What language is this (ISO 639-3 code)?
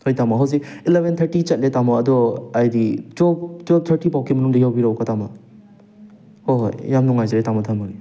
mni